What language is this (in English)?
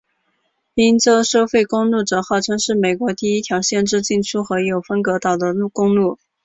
Chinese